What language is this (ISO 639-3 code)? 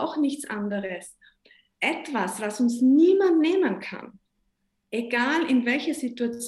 deu